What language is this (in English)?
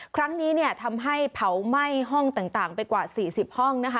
Thai